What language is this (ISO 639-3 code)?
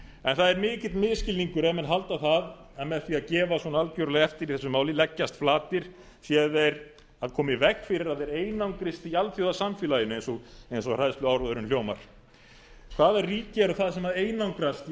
isl